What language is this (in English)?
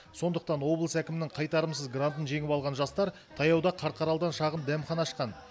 Kazakh